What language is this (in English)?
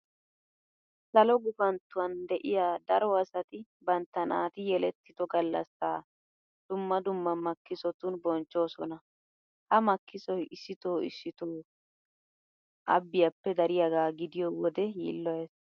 Wolaytta